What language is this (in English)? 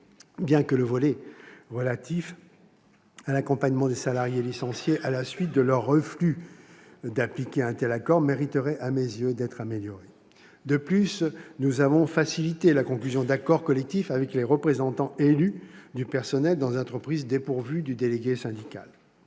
French